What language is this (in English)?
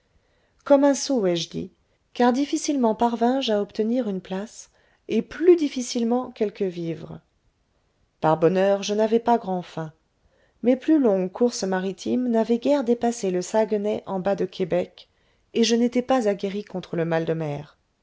French